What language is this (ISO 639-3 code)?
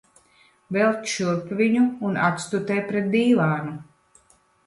lav